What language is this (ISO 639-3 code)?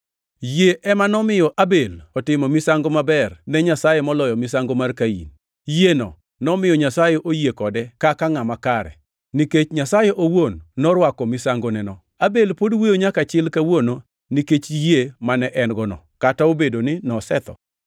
luo